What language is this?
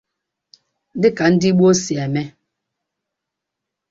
Igbo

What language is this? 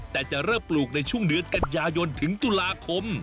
Thai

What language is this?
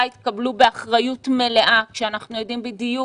Hebrew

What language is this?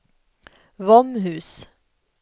Swedish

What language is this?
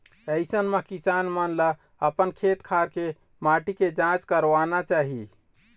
Chhattisgarhi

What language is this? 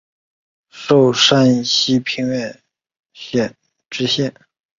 Chinese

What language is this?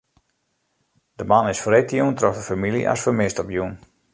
Western Frisian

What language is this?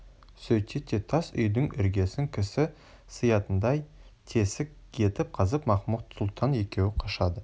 Kazakh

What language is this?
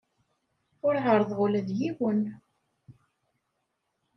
Kabyle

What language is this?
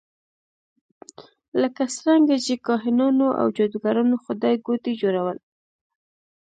Pashto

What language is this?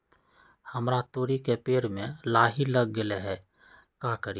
Magahi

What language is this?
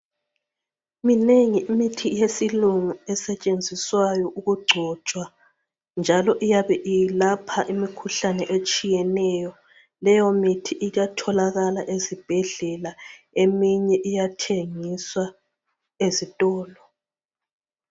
North Ndebele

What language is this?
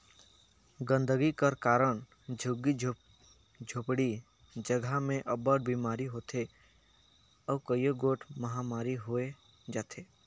Chhattisgarhi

